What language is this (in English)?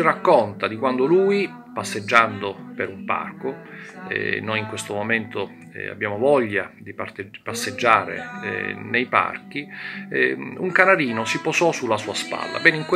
Italian